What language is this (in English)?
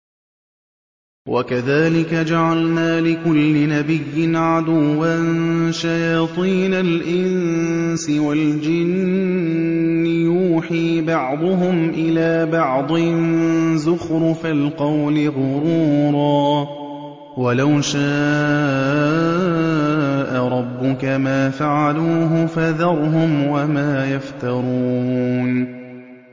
Arabic